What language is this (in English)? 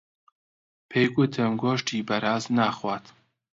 Central Kurdish